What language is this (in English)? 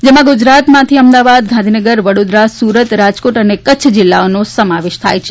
Gujarati